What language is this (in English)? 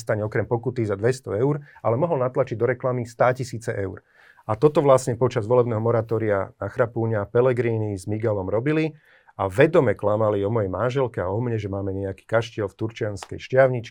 Slovak